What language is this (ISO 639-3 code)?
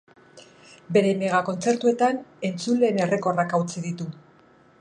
eus